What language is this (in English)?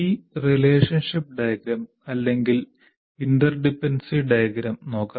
Malayalam